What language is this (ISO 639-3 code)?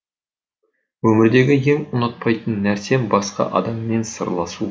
kaz